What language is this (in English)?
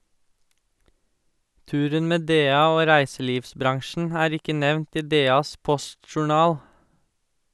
Norwegian